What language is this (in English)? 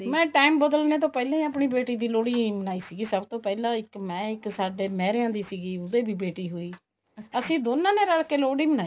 Punjabi